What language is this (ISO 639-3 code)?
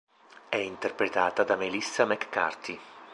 ita